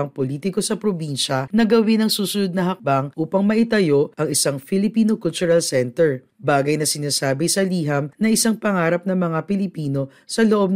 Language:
Filipino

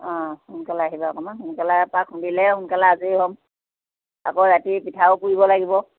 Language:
Assamese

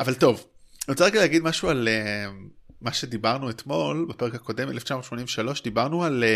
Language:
Hebrew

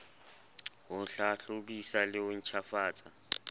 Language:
Southern Sotho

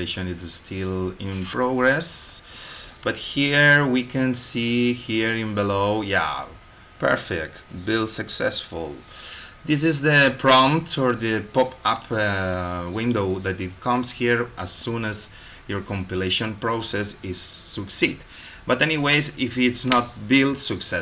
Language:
English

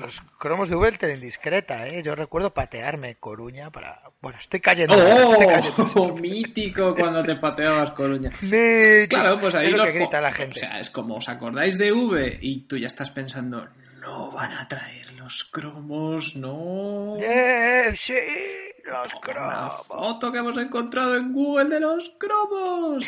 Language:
Spanish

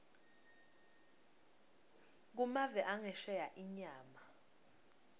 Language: Swati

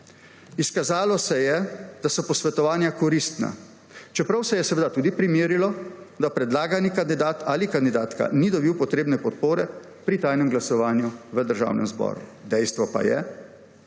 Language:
Slovenian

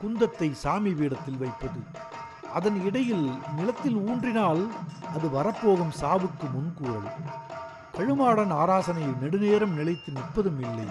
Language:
Tamil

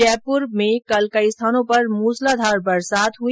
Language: Hindi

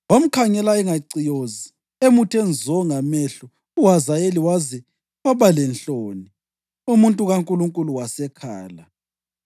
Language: North Ndebele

